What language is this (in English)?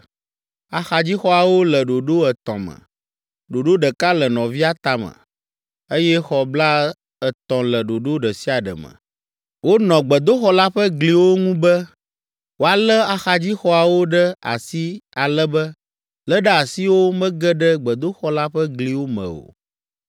Ewe